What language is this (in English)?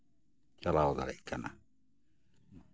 Santali